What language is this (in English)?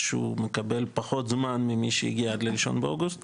Hebrew